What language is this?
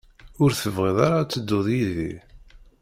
Kabyle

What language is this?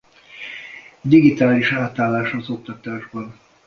Hungarian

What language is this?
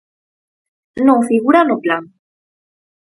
Galician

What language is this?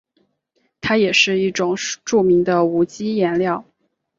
Chinese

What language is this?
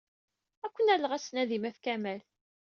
Kabyle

